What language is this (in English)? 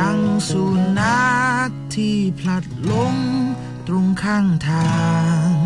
Thai